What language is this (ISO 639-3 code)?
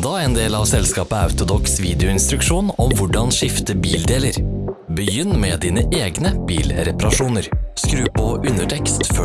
nor